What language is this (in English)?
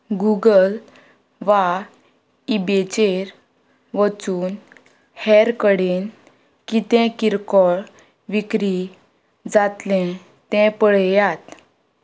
Konkani